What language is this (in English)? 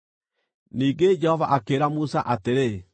Kikuyu